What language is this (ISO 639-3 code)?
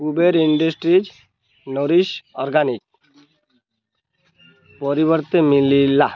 ori